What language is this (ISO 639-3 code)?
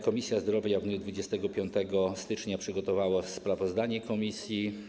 pol